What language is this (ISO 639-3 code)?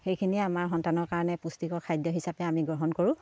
asm